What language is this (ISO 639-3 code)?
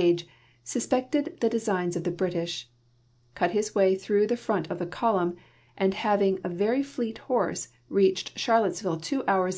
eng